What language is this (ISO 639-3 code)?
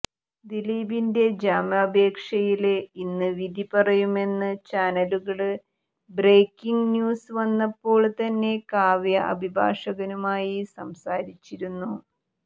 mal